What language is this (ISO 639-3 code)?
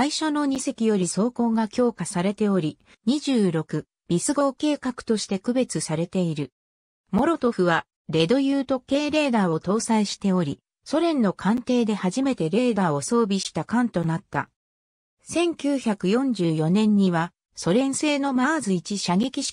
jpn